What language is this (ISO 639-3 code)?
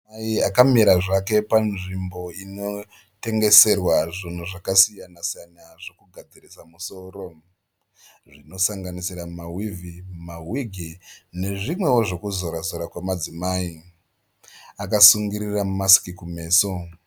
sna